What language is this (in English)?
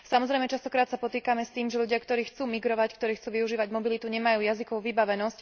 Slovak